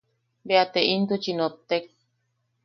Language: Yaqui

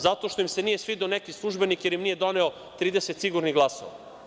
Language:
Serbian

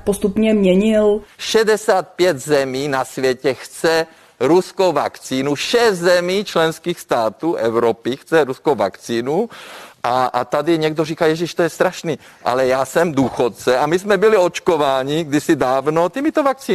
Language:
Czech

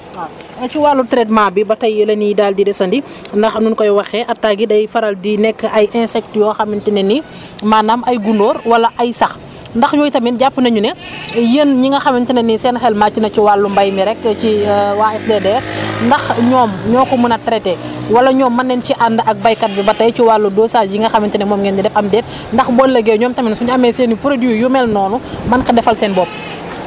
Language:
Wolof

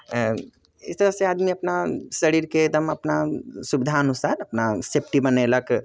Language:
Maithili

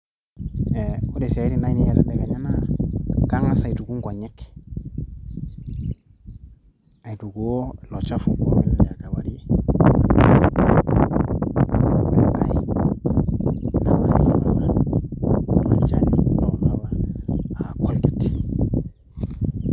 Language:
Masai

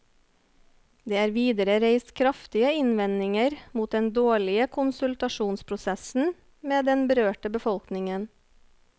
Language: Norwegian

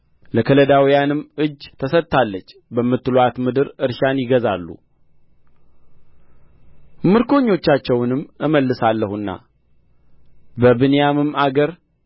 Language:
Amharic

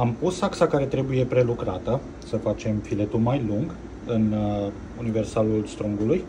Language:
Romanian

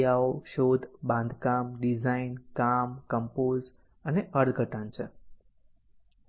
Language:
Gujarati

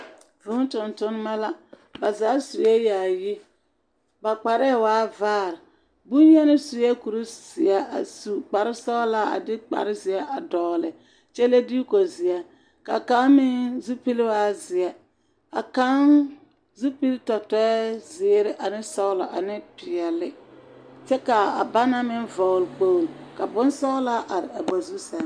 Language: Southern Dagaare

